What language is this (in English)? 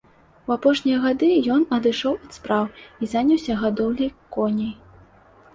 Belarusian